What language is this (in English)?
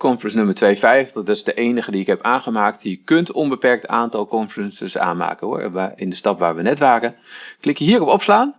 Dutch